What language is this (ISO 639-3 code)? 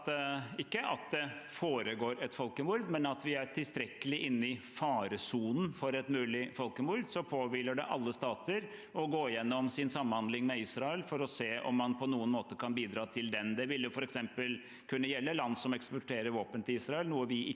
nor